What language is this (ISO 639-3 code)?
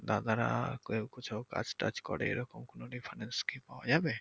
ben